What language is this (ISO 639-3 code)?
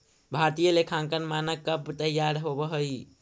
mag